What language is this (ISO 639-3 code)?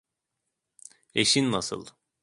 tur